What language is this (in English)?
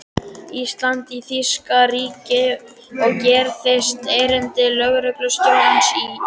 Icelandic